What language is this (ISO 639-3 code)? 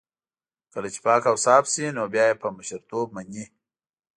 pus